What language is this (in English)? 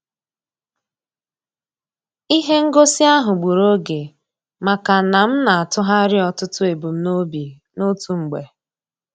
Igbo